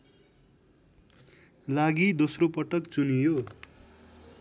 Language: Nepali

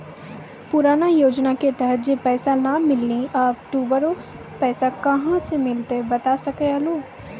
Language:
Maithili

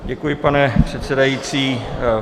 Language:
Czech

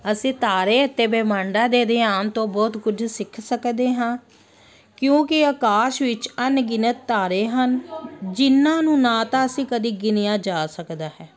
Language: Punjabi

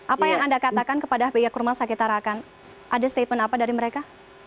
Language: Indonesian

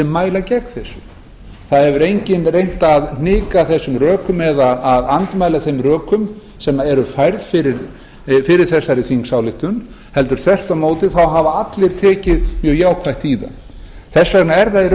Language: Icelandic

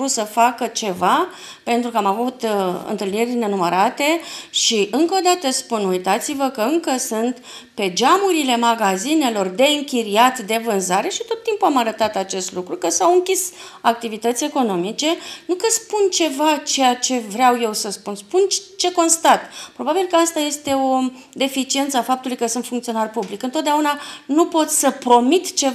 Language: Romanian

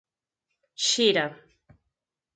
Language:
Galician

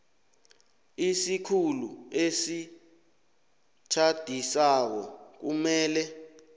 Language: South Ndebele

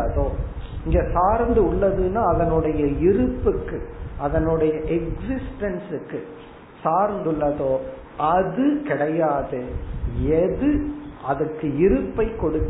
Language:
Tamil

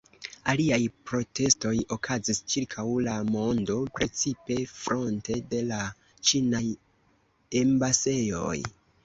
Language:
Esperanto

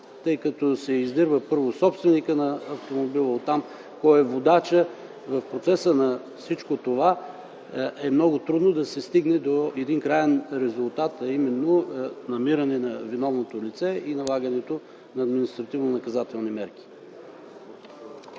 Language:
Bulgarian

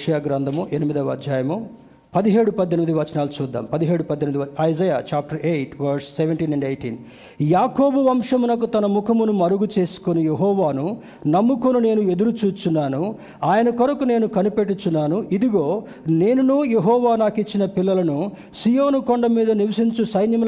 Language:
Telugu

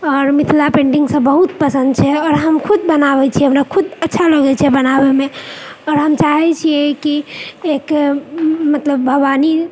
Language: Maithili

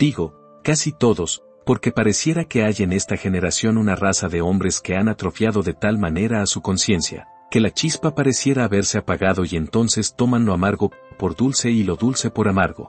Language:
Spanish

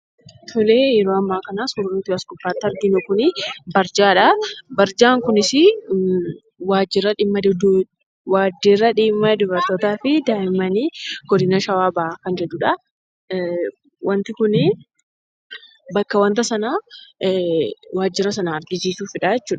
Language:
Oromo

